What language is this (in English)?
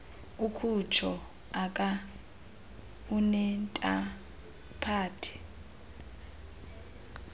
Xhosa